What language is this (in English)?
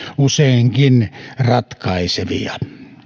Finnish